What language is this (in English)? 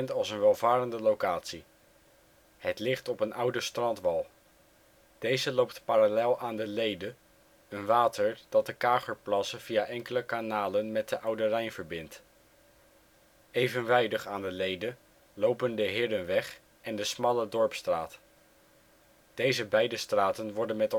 Dutch